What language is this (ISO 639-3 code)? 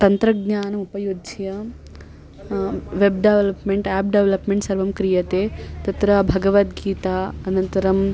san